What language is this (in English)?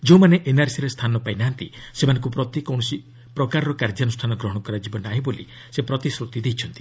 Odia